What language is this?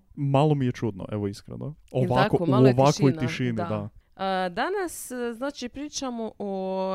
Croatian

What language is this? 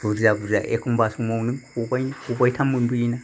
Bodo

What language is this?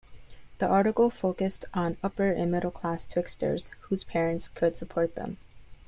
English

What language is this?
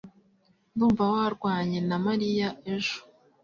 Kinyarwanda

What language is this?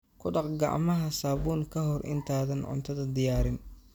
Somali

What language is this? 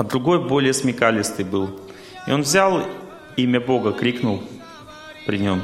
Russian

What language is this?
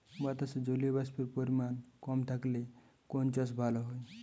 Bangla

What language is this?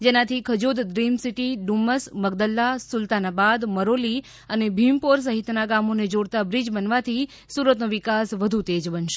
Gujarati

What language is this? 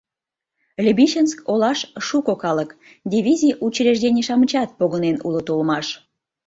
Mari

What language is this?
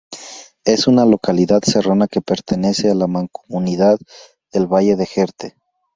Spanish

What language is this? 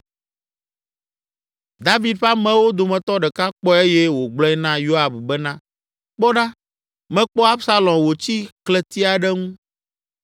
Ewe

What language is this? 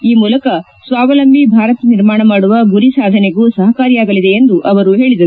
Kannada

